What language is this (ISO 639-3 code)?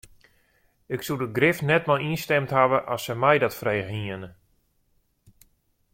fry